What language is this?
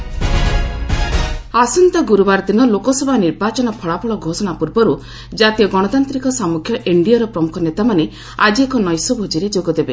Odia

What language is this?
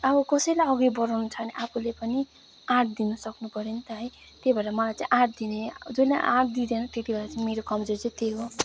Nepali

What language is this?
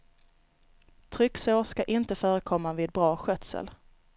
Swedish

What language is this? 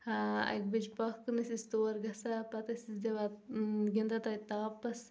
Kashmiri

